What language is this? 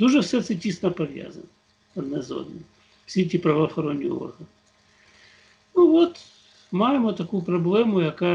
Ukrainian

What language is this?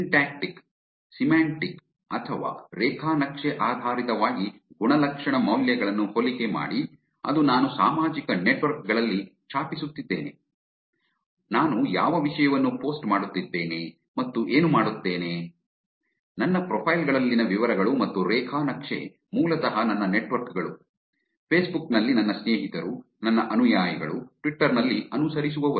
Kannada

